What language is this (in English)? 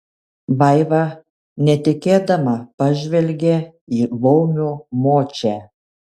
Lithuanian